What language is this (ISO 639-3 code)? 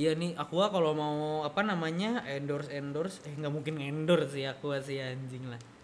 ind